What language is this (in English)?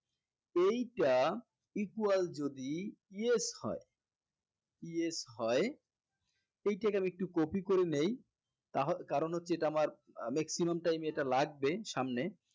Bangla